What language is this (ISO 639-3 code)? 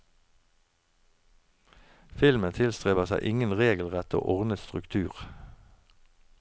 nor